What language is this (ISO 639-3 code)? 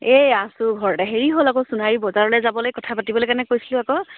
asm